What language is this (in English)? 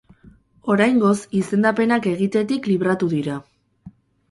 Basque